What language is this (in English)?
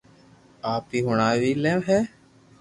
Loarki